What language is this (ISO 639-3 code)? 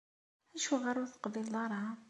kab